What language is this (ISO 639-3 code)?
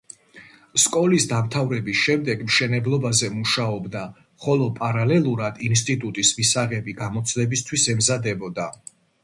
kat